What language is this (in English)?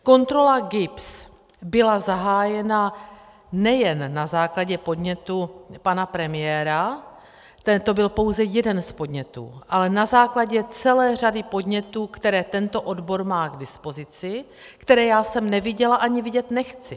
Czech